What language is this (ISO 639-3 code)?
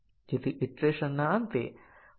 guj